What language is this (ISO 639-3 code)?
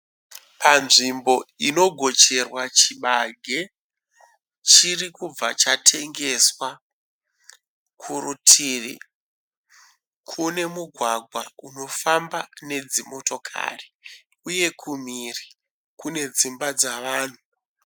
sna